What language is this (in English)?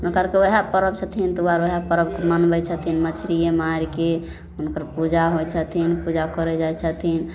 Maithili